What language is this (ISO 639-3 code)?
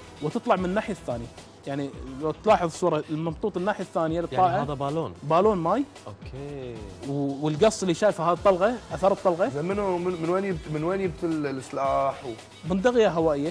ara